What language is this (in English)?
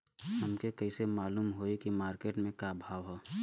Bhojpuri